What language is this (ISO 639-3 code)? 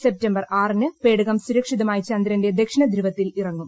mal